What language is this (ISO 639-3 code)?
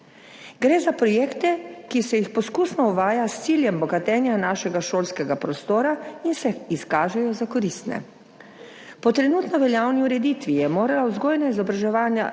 slv